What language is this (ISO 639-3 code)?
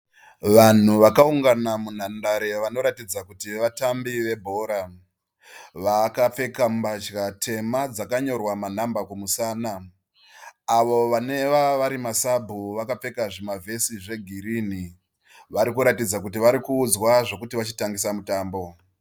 sna